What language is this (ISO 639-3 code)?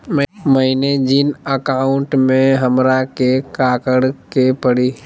mag